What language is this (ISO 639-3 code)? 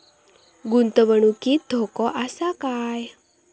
mar